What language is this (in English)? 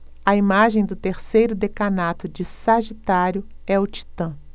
Portuguese